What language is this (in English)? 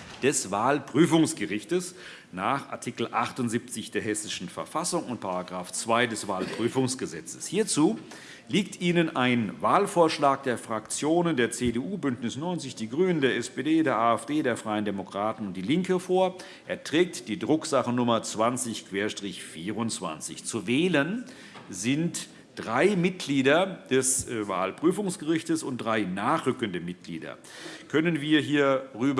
German